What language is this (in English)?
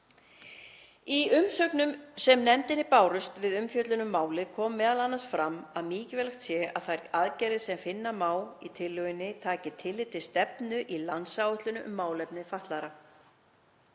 Icelandic